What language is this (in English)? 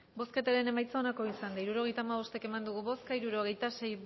Basque